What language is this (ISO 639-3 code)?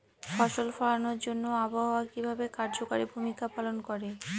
ben